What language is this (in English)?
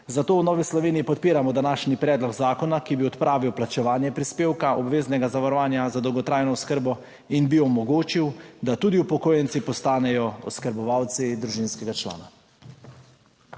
Slovenian